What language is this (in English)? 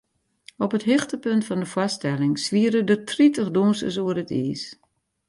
Western Frisian